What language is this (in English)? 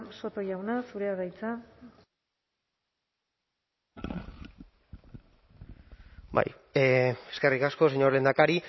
Basque